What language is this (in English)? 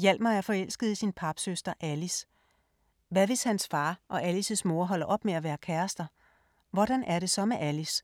Danish